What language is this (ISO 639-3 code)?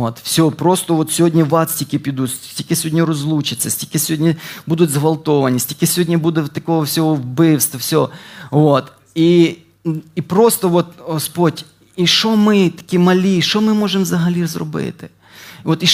ukr